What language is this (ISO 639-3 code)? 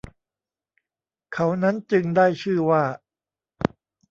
tha